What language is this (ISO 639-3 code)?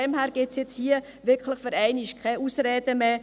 gsw